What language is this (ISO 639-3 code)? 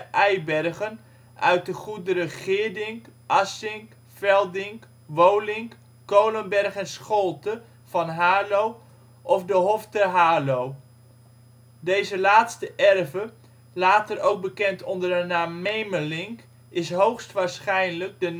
nld